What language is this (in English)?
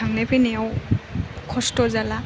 Bodo